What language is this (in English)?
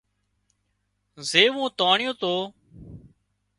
Wadiyara Koli